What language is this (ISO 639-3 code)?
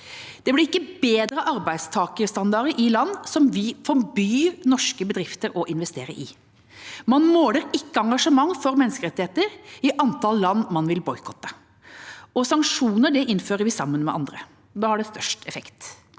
nor